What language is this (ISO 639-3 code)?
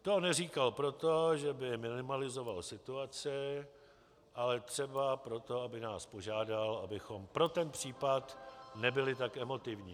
ces